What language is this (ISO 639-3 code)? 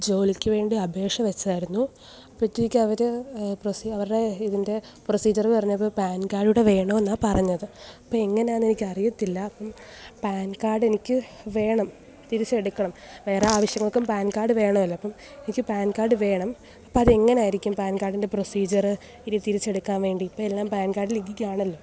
mal